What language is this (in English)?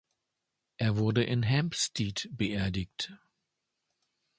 German